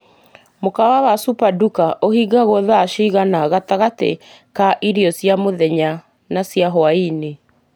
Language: Kikuyu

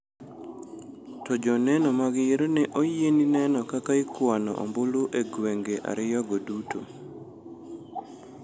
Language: Luo (Kenya and Tanzania)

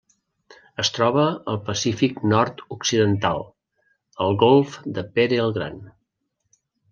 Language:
Catalan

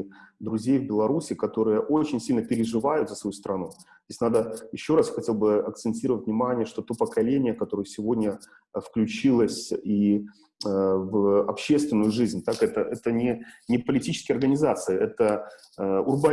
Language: Russian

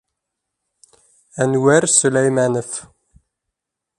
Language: Bashkir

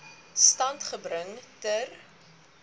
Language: Afrikaans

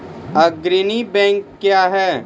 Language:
Maithili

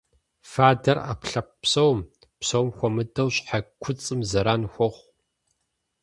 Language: Kabardian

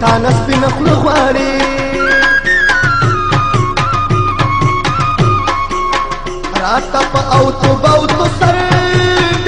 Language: Arabic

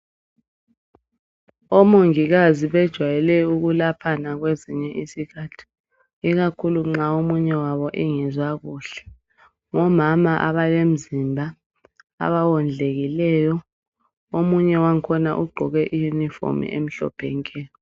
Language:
North Ndebele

